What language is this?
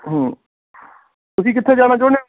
Punjabi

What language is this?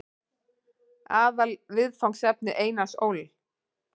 Icelandic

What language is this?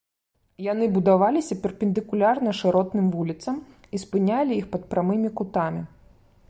Belarusian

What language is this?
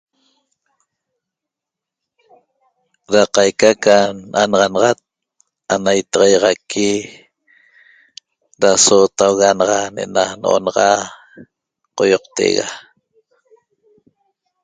Toba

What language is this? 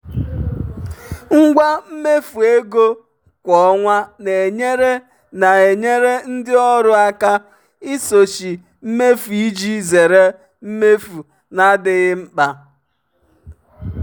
Igbo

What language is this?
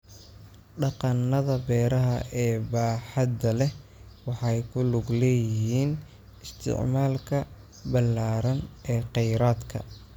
Somali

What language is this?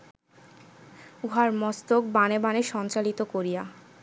Bangla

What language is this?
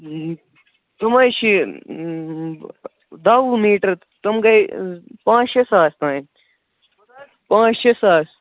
Kashmiri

